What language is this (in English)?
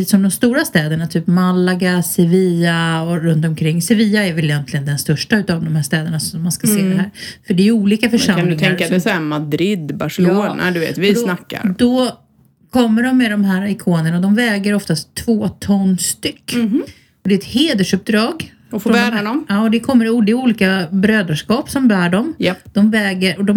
Swedish